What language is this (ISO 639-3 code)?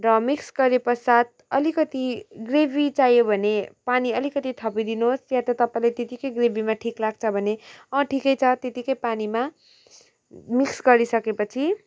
nep